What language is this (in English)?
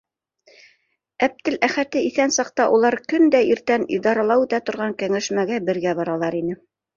Bashkir